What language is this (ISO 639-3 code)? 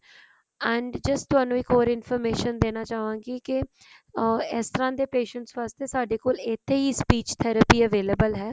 pan